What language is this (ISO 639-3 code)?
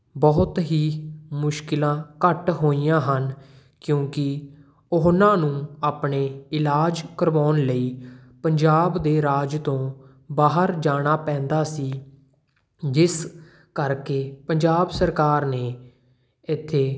pan